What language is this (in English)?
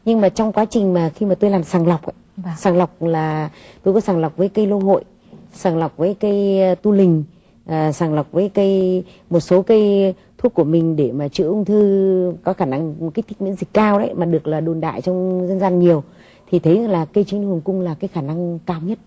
Vietnamese